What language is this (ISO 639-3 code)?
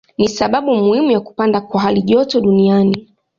swa